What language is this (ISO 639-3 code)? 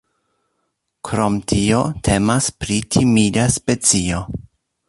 epo